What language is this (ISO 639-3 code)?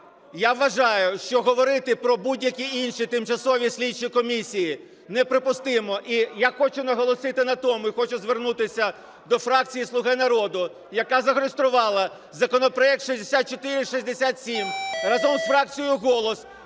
ukr